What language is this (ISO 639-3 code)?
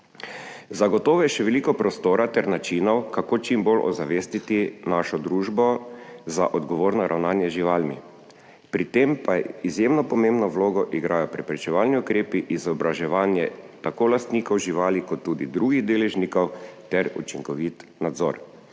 slv